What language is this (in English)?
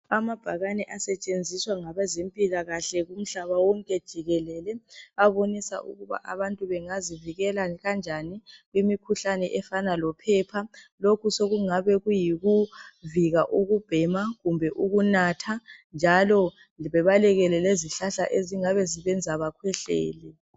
North Ndebele